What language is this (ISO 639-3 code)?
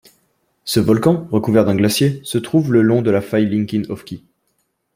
fra